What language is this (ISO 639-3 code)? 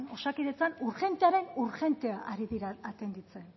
eus